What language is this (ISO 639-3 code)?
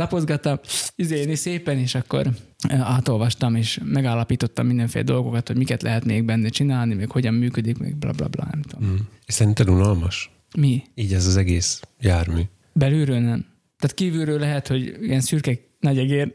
hun